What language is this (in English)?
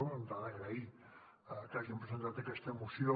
Catalan